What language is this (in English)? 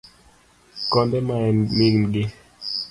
Luo (Kenya and Tanzania)